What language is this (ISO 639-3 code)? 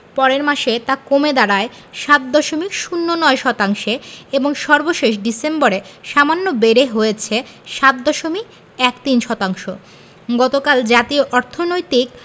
ben